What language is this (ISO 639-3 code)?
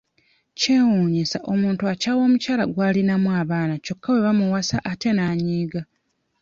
lug